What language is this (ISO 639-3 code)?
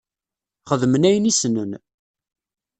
kab